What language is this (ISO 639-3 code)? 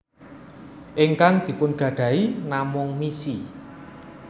jav